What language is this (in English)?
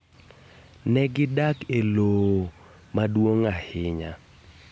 Luo (Kenya and Tanzania)